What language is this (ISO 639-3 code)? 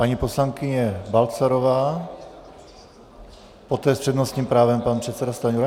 ces